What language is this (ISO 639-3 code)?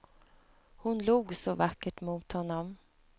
swe